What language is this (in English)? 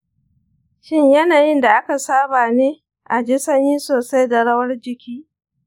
Hausa